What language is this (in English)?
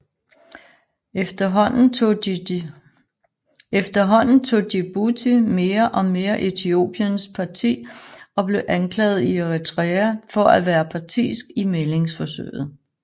Danish